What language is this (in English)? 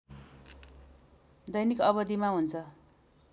Nepali